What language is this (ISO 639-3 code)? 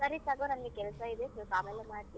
kan